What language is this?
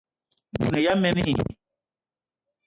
Eton (Cameroon)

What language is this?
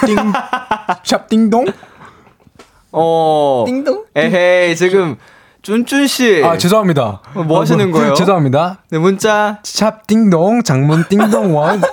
Korean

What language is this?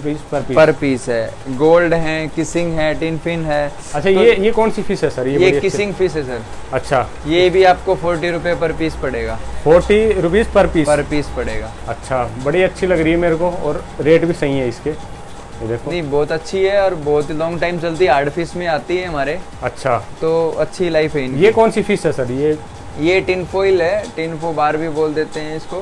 Hindi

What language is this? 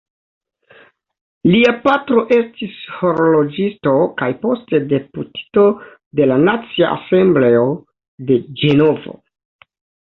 Esperanto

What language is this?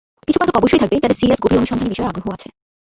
Bangla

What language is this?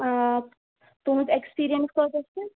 Kashmiri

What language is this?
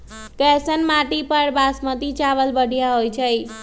Magahi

